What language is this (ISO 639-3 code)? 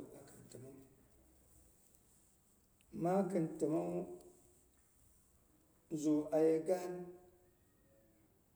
bux